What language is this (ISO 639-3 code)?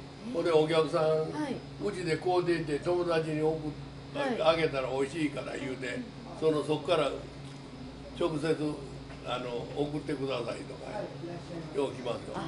jpn